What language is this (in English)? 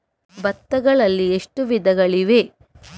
Kannada